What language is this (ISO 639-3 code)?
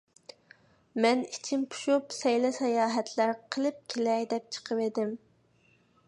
uig